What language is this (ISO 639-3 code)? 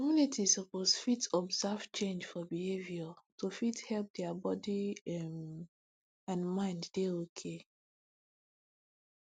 pcm